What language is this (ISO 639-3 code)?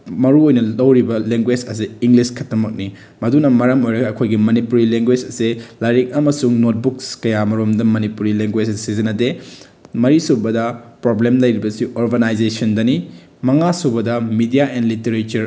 mni